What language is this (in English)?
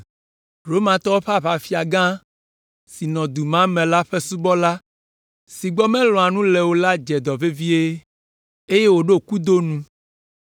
Ewe